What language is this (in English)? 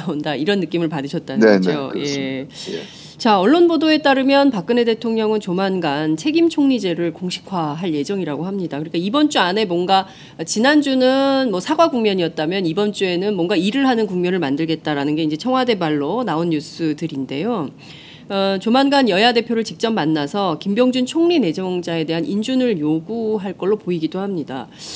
Korean